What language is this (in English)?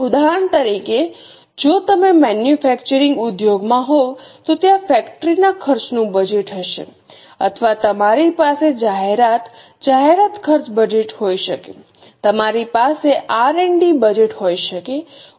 Gujarati